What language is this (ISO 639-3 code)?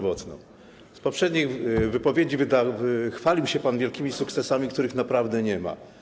pol